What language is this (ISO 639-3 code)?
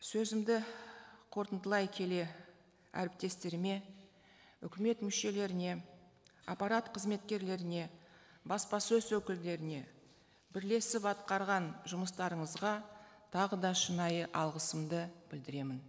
kaz